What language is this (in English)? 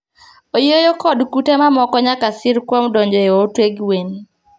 Luo (Kenya and Tanzania)